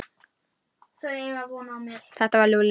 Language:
Icelandic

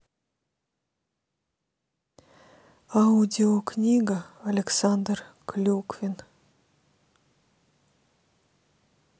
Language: Russian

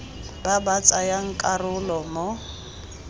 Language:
Tswana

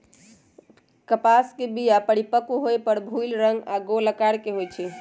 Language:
Magahi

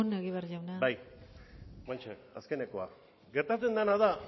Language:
Basque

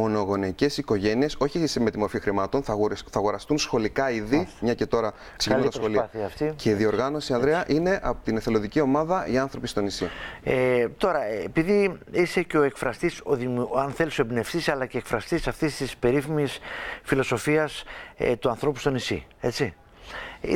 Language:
Greek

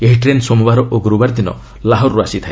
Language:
Odia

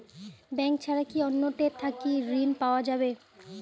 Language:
Bangla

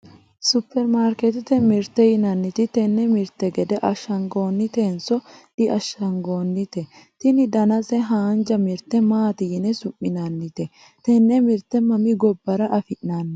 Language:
Sidamo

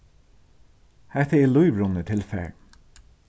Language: Faroese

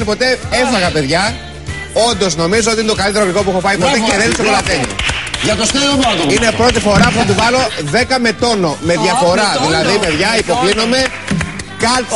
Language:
Greek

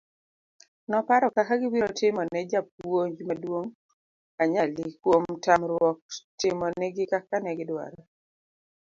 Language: Luo (Kenya and Tanzania)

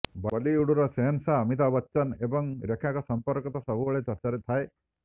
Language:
Odia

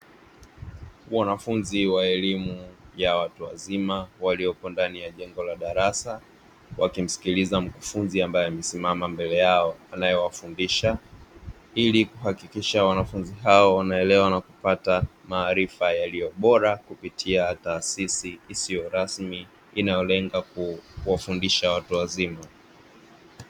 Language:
Swahili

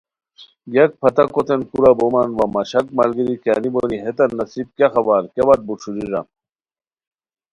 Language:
Khowar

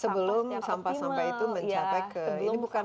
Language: Indonesian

